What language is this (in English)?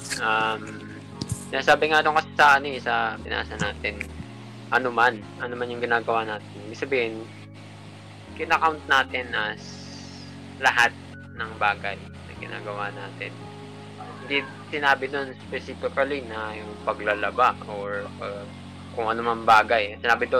Filipino